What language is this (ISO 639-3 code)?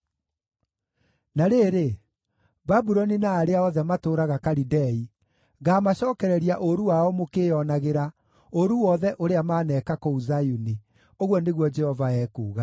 kik